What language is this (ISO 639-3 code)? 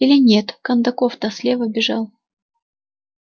rus